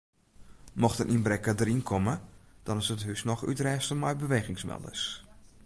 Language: Western Frisian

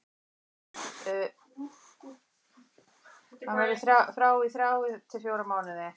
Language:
Icelandic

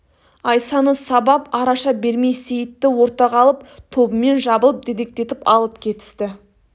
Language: Kazakh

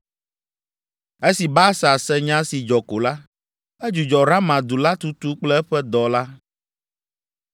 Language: Ewe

